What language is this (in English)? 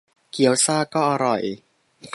Thai